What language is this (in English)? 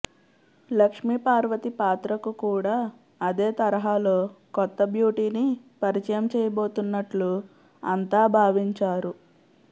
Telugu